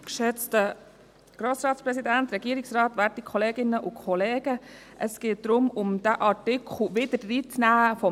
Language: Swiss German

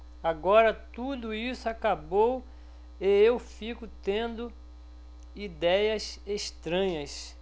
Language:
Portuguese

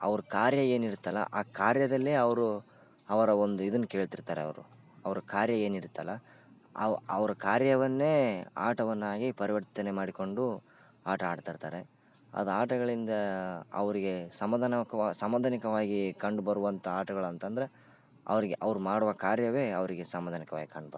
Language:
Kannada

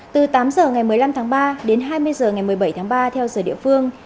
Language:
Vietnamese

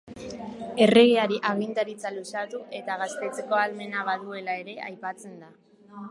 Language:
Basque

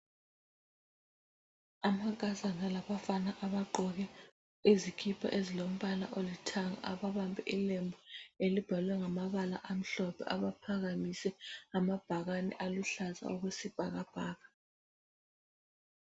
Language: North Ndebele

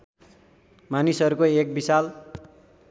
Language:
Nepali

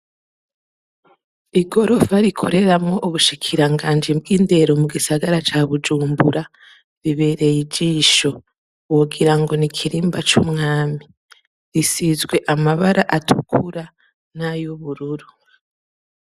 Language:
Rundi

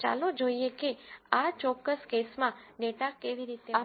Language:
Gujarati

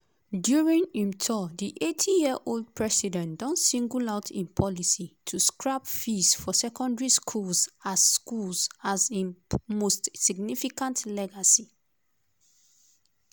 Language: Nigerian Pidgin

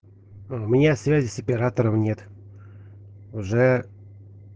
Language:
Russian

